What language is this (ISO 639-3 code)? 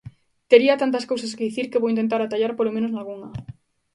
glg